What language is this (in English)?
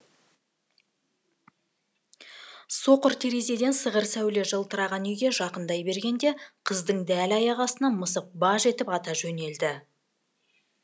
Kazakh